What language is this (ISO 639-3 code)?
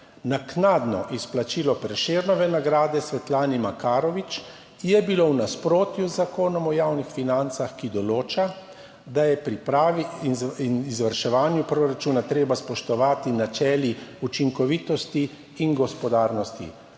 slv